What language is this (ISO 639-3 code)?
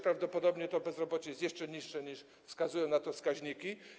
pol